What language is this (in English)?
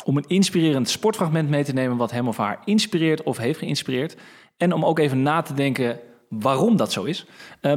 Dutch